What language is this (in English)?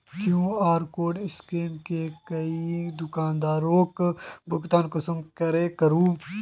Magahi